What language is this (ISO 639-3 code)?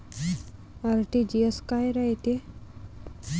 mar